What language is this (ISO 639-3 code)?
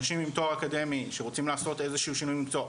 heb